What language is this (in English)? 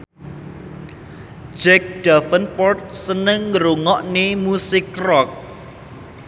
Javanese